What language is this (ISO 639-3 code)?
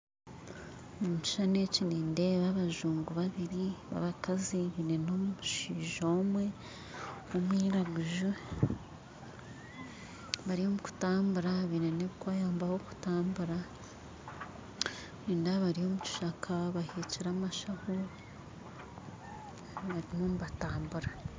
nyn